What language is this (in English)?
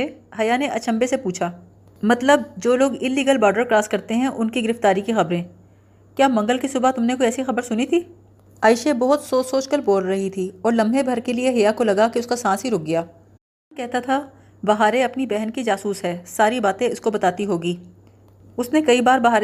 Urdu